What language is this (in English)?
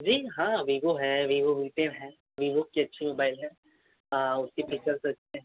Hindi